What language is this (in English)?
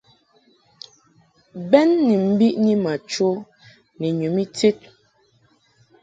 Mungaka